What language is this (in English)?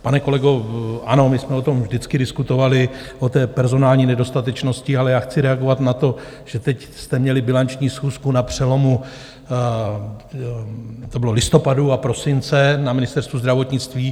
Czech